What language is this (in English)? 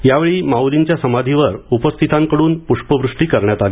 Marathi